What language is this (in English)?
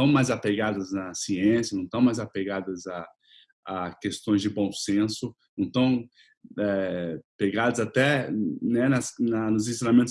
Portuguese